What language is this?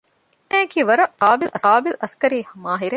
Divehi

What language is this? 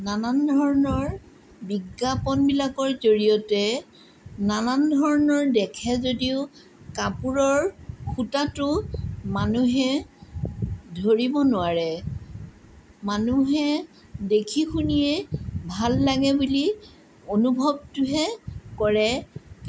Assamese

